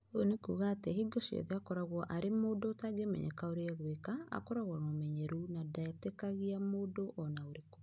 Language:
Kikuyu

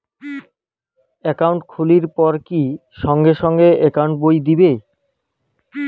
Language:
Bangla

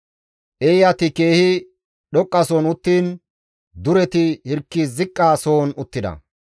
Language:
Gamo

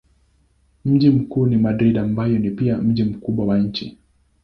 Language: Swahili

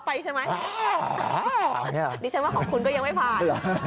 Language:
Thai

